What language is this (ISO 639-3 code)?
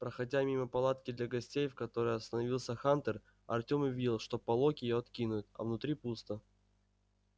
rus